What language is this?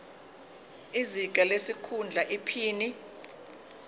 Zulu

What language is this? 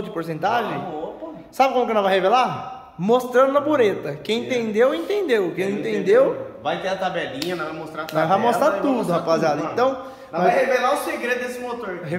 Portuguese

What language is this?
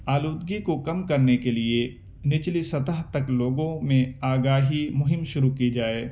Urdu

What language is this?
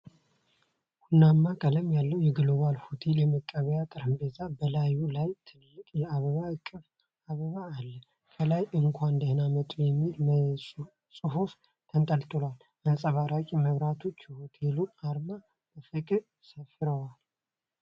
Amharic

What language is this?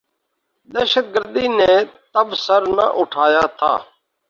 Urdu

